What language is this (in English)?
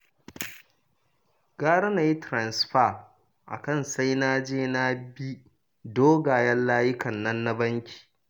Hausa